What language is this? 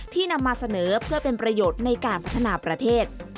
Thai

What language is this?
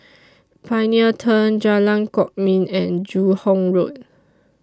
English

